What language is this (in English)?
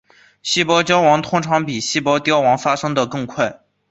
Chinese